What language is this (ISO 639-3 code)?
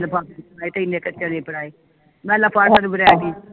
pan